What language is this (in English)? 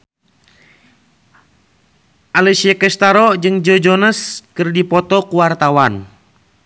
Sundanese